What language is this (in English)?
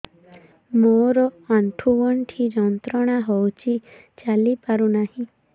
Odia